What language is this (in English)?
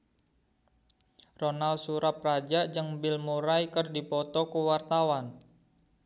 Sundanese